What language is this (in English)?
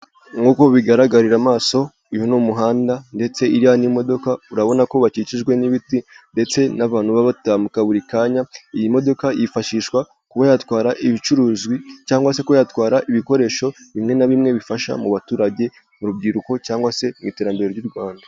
Kinyarwanda